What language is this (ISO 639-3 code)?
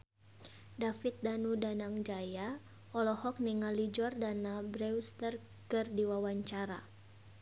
sun